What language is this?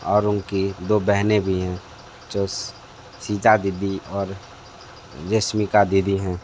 Hindi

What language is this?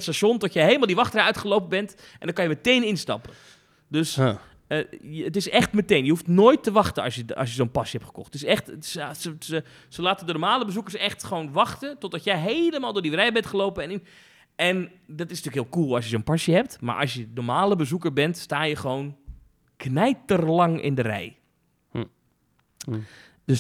Dutch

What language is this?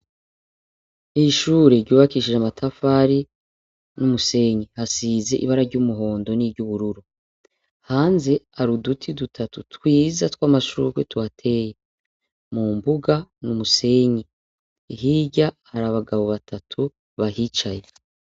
Rundi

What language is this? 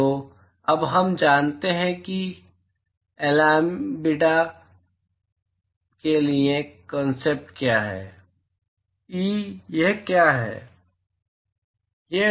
Hindi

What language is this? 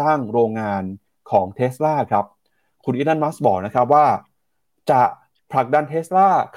Thai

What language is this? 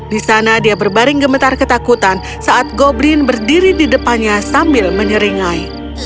Indonesian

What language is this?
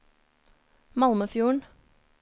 Norwegian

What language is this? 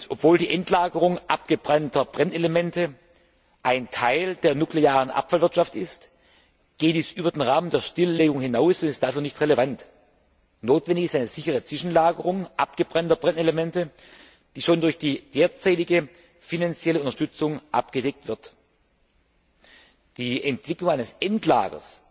German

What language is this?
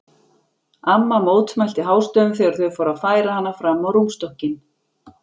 Icelandic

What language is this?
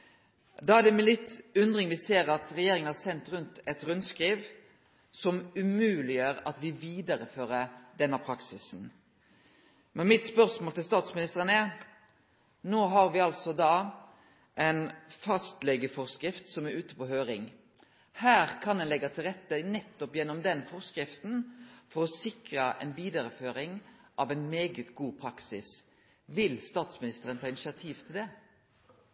Norwegian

